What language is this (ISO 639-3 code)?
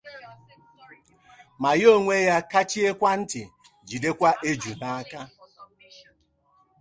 ibo